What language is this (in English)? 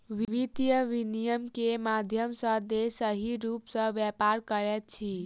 Maithili